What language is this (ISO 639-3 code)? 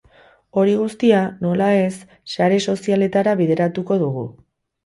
eus